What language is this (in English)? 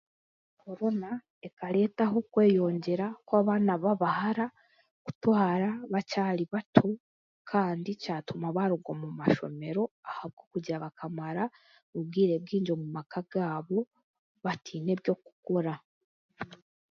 Chiga